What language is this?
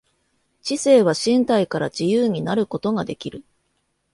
Japanese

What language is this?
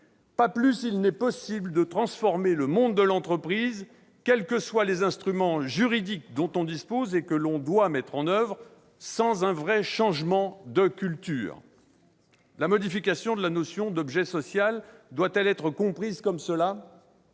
French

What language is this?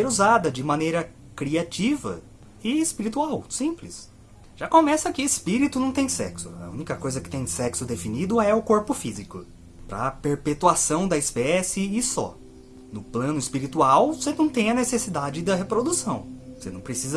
Portuguese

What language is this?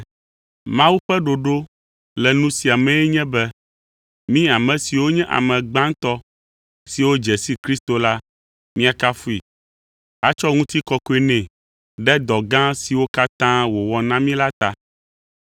Ewe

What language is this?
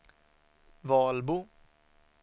Swedish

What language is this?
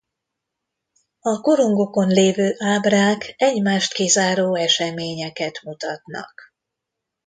Hungarian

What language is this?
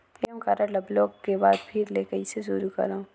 Chhattisgarhi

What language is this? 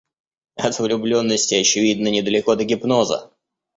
Russian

